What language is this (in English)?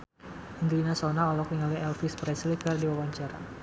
Sundanese